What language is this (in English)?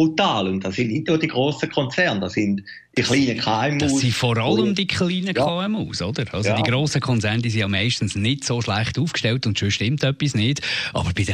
German